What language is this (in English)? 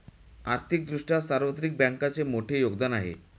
Marathi